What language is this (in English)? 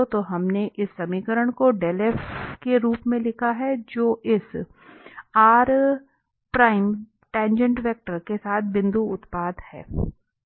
Hindi